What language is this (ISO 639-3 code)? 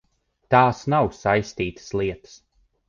lav